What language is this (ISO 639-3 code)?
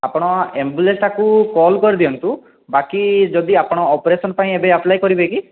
ori